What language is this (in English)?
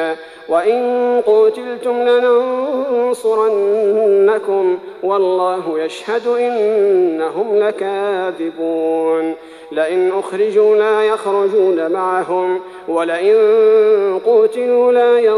Arabic